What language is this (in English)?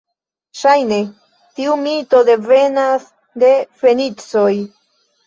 Esperanto